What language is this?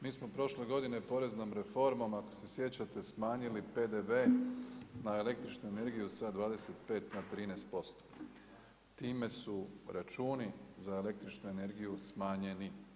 Croatian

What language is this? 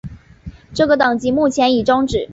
Chinese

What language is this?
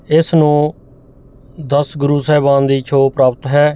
Punjabi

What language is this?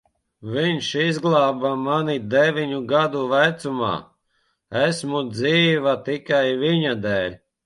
Latvian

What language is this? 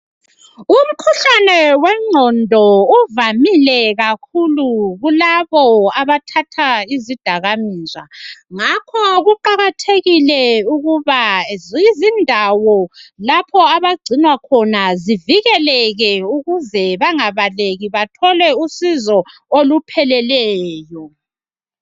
North Ndebele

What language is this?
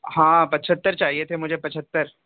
Urdu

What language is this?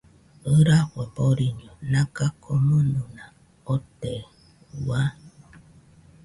Nüpode Huitoto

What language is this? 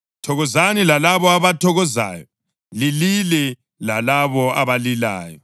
North Ndebele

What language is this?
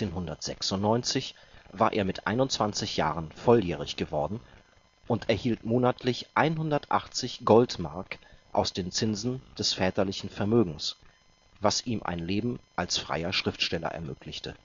German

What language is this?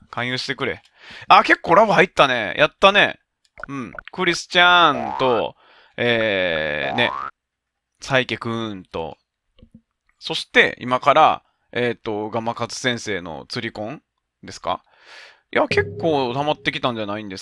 Japanese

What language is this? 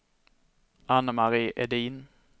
Swedish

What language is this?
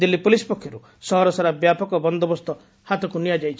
Odia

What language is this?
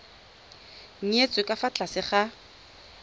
Tswana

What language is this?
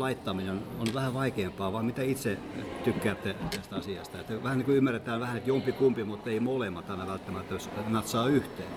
Finnish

